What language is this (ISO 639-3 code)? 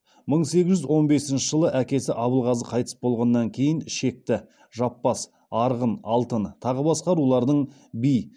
kaz